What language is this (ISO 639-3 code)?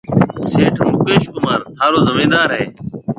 mve